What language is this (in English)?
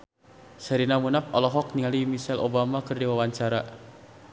Sundanese